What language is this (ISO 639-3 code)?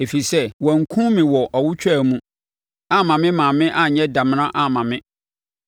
aka